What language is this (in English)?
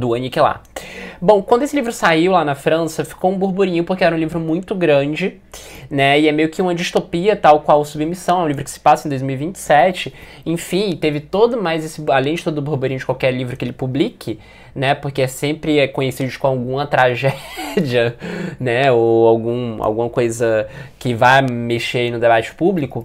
Portuguese